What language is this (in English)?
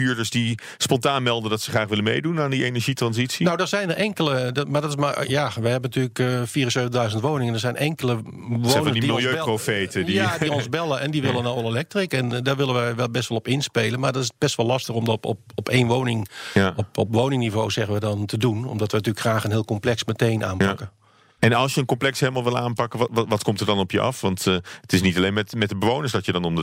Dutch